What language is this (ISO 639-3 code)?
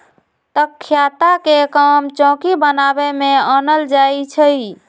mag